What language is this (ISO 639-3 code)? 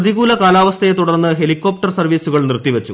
mal